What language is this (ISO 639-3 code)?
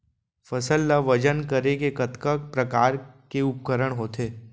hne